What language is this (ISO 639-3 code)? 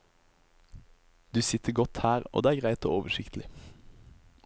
nor